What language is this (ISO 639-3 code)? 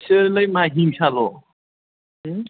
brx